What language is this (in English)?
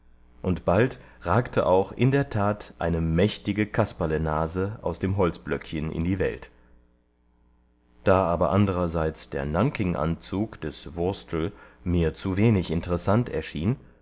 German